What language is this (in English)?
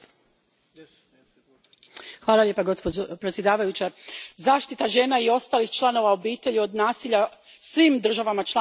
Croatian